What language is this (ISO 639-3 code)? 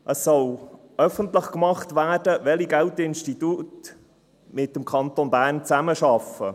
gsw